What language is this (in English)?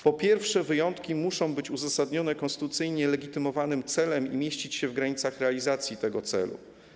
Polish